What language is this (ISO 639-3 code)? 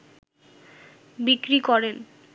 ben